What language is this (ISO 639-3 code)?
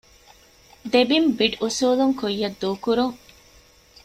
div